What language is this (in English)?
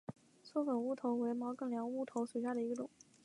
Chinese